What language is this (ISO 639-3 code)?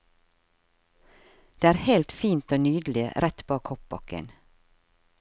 nor